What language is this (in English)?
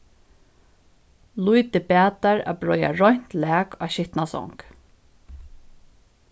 Faroese